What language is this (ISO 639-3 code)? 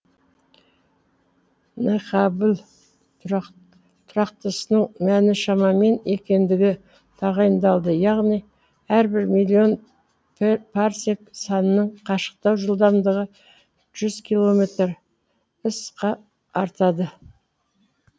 kaz